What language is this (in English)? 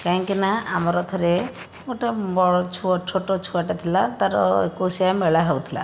Odia